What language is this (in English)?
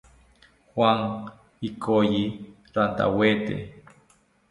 South Ucayali Ashéninka